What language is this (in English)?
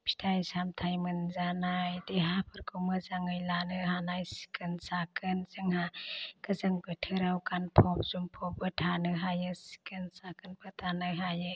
Bodo